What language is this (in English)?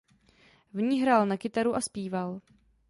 Czech